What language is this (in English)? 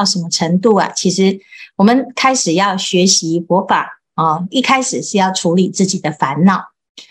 Chinese